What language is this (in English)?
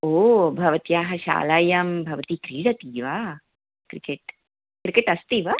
Sanskrit